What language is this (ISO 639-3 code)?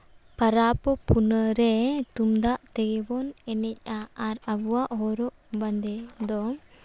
sat